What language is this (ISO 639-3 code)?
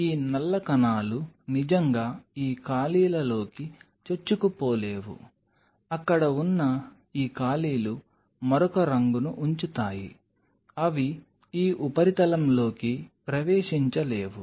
tel